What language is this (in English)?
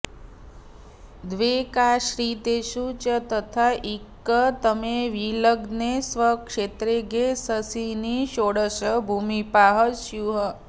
Sanskrit